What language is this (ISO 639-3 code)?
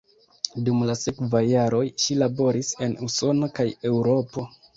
epo